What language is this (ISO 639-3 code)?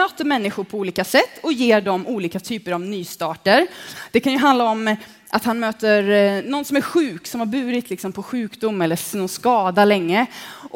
swe